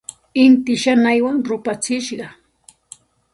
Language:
Santa Ana de Tusi Pasco Quechua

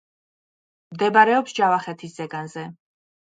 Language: Georgian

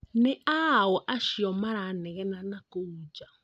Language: Kikuyu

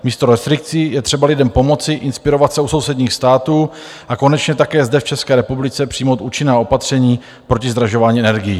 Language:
Czech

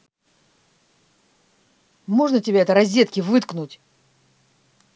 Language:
Russian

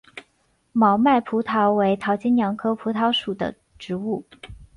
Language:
Chinese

